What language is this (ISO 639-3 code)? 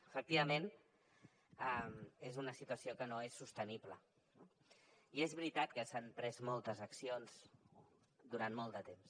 cat